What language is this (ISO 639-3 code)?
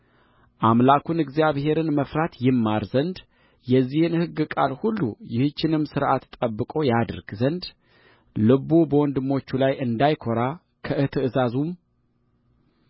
amh